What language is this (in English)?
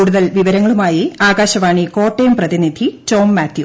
Malayalam